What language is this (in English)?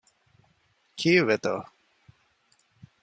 Divehi